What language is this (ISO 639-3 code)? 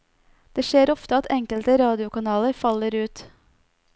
nor